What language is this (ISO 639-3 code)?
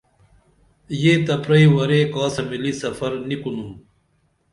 dml